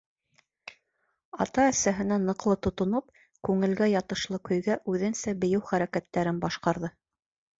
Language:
Bashkir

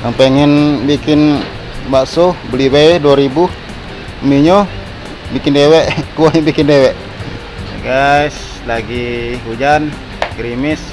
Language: Indonesian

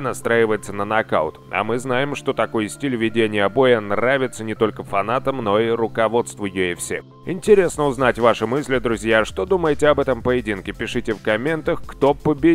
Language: Russian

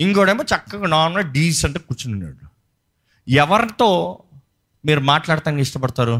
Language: Telugu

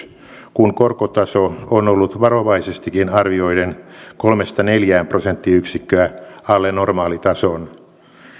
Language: Finnish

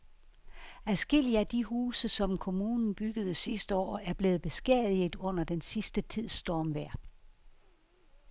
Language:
Danish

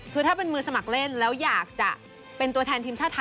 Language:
Thai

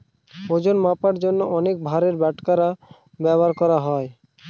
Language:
Bangla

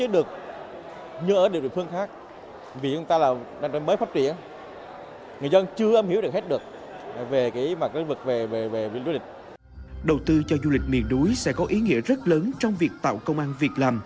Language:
Vietnamese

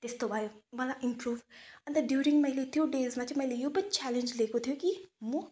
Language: Nepali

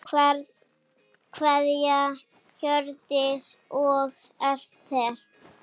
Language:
Icelandic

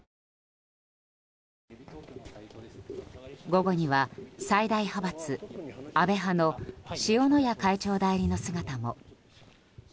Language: Japanese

